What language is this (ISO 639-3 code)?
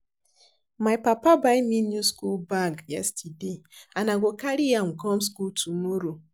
pcm